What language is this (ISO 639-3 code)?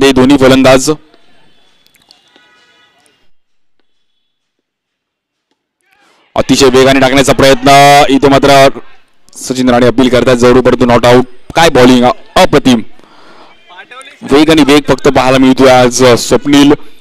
hin